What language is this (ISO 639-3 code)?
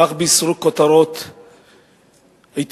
heb